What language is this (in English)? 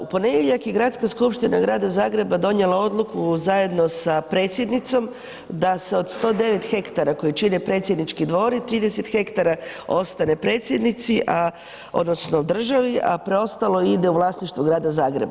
Croatian